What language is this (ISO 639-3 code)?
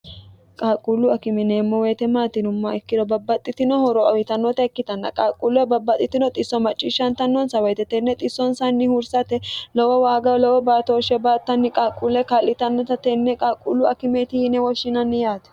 sid